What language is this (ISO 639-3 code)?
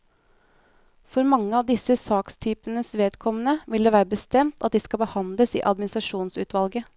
nor